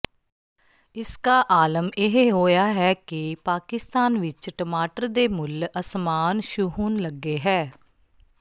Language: Punjabi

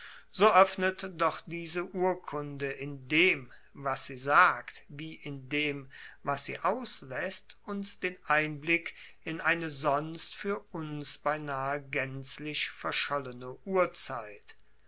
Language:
German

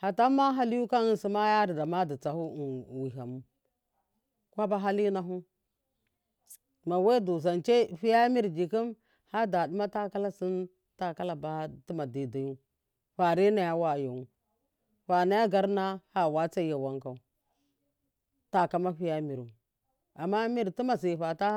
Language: Miya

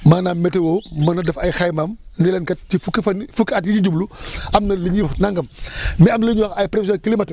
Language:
Wolof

